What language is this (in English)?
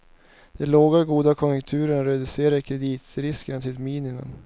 Swedish